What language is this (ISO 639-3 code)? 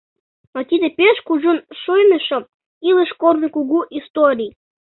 chm